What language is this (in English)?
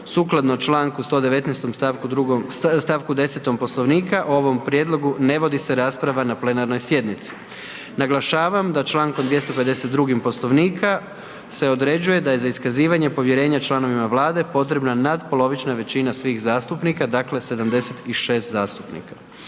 Croatian